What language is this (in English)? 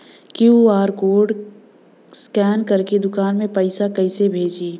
Bhojpuri